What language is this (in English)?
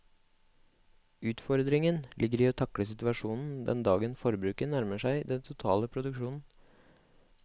Norwegian